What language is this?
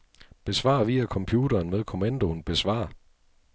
Danish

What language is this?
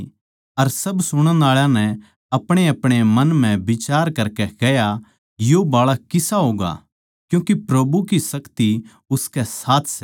Haryanvi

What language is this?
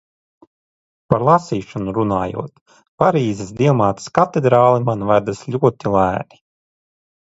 Latvian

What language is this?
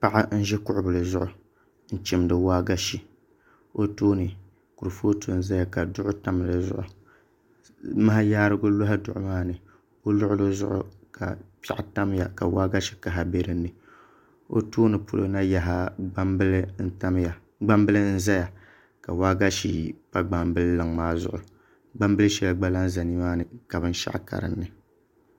Dagbani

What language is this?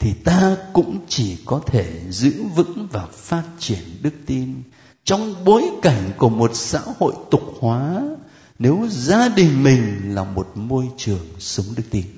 Vietnamese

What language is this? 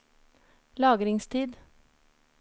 Norwegian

